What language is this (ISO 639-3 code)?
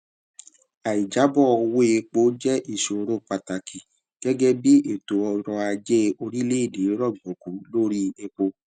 yor